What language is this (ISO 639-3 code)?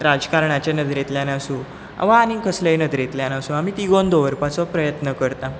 kok